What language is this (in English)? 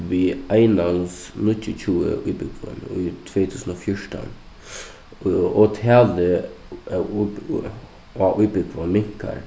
Faroese